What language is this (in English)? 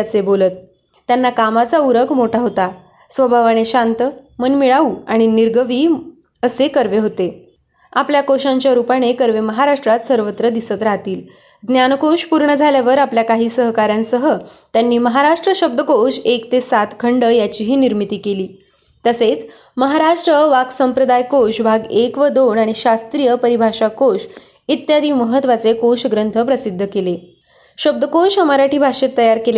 Marathi